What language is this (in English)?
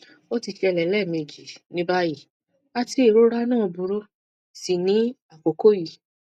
Yoruba